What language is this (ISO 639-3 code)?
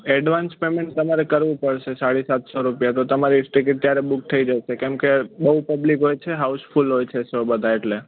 guj